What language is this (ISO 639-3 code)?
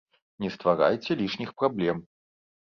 bel